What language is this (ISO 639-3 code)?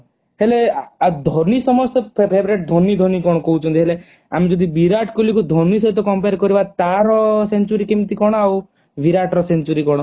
ori